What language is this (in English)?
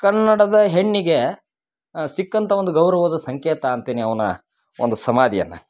Kannada